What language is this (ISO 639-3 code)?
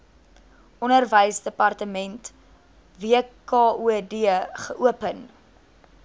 afr